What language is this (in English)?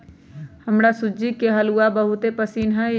Magahi